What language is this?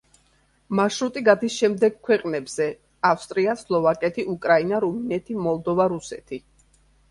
Georgian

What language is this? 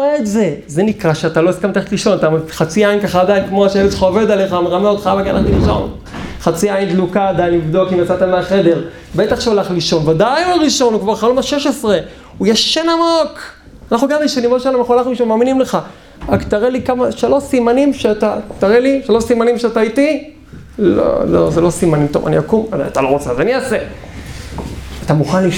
Hebrew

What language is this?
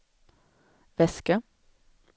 Swedish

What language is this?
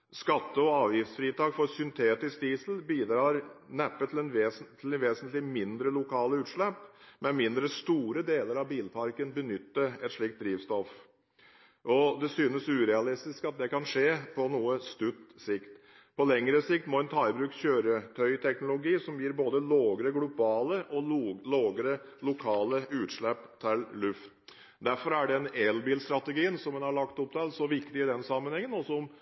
Norwegian Bokmål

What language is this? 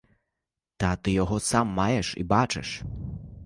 Ukrainian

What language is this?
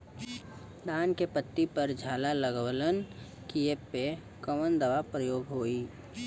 Bhojpuri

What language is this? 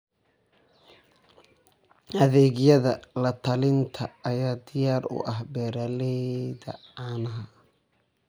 Somali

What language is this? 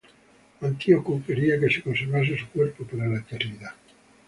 Spanish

